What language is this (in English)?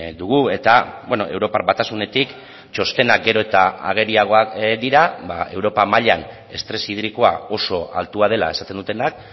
Basque